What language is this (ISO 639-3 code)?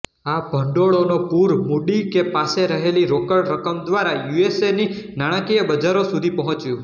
guj